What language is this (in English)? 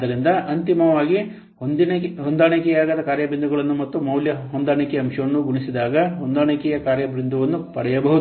Kannada